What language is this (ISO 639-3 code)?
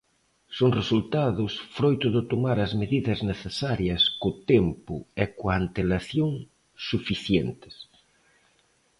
glg